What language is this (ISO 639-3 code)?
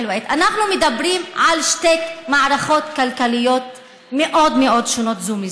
heb